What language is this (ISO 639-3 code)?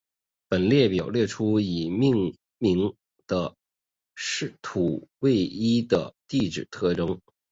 zho